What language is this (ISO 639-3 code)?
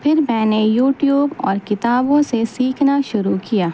urd